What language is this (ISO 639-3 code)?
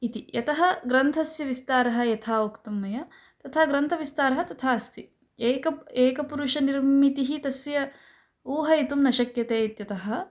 san